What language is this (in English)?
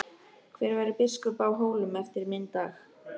Icelandic